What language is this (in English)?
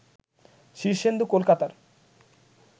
Bangla